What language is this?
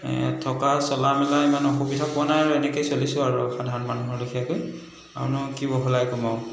Assamese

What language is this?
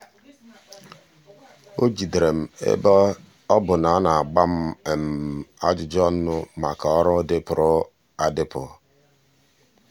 Igbo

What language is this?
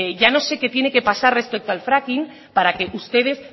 Spanish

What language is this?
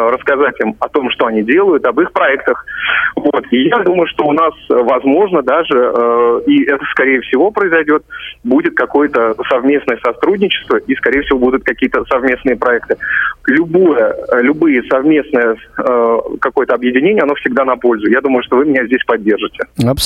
Russian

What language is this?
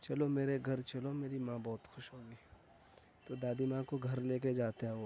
Urdu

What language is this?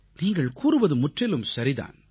Tamil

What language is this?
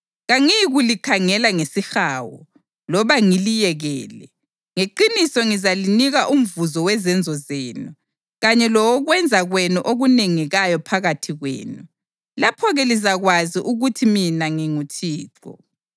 North Ndebele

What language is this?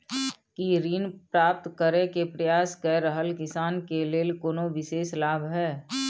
Maithili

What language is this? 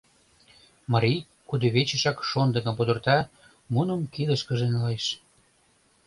Mari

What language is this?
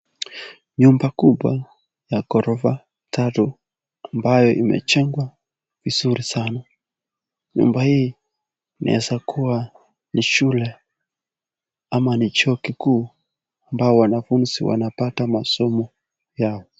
Swahili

